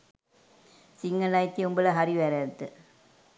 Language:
Sinhala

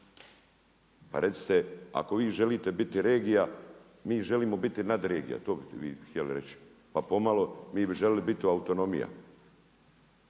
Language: Croatian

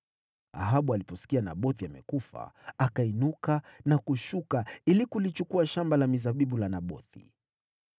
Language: Swahili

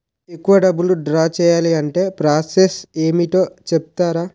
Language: Telugu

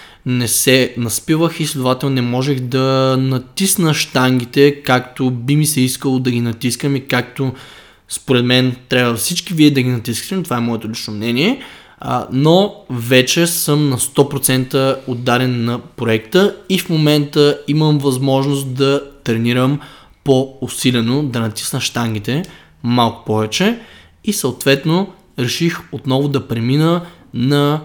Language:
Bulgarian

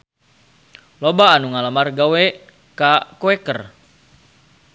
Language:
Sundanese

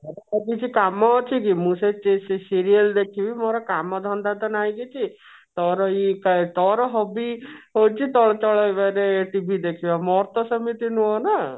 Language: Odia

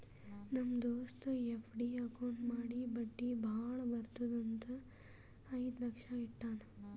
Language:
Kannada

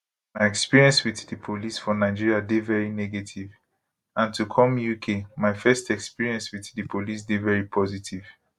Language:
Nigerian Pidgin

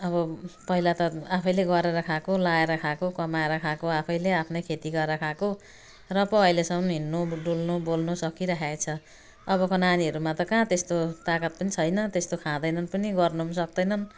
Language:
Nepali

